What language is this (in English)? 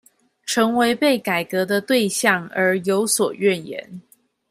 Chinese